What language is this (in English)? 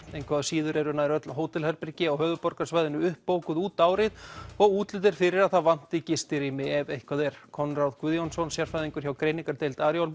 Icelandic